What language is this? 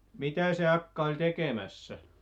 Finnish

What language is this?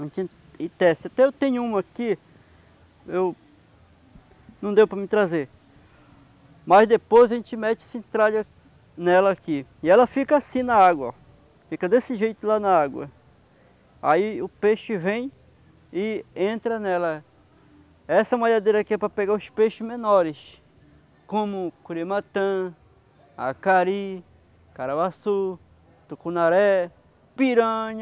Portuguese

